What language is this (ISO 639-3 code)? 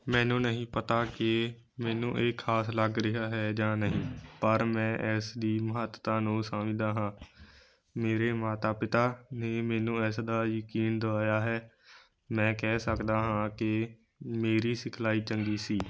pan